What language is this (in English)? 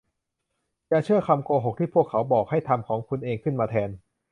Thai